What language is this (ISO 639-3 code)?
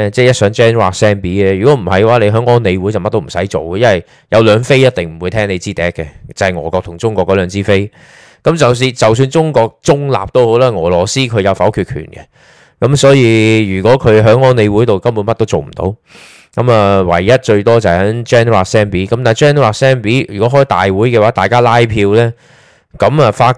zho